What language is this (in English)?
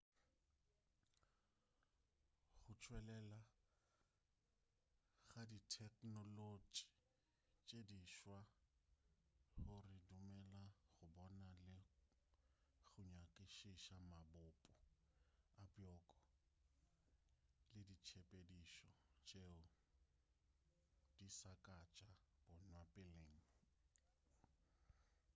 Northern Sotho